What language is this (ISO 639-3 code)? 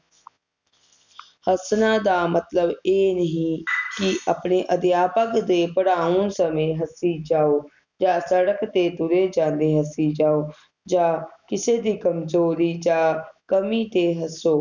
pan